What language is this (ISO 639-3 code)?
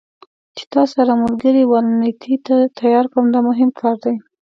pus